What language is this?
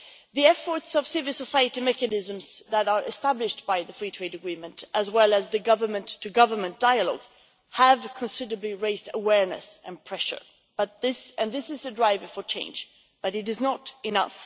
English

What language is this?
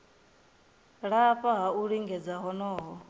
Venda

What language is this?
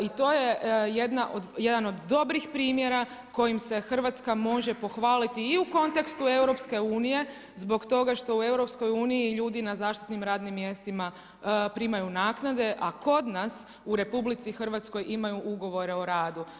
Croatian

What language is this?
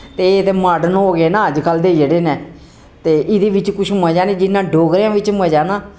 Dogri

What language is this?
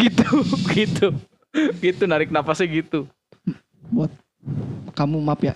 Indonesian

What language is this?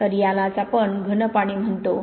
Marathi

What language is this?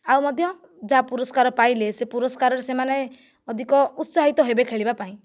Odia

